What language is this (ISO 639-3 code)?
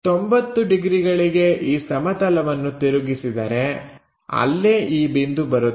kan